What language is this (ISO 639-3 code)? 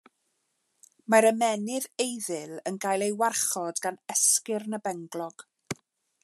cym